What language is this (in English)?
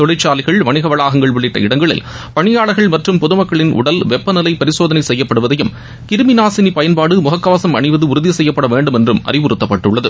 Tamil